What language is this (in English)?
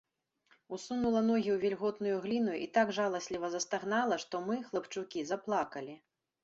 Belarusian